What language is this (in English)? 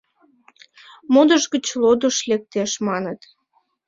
Mari